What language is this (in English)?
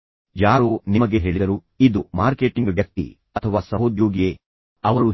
Kannada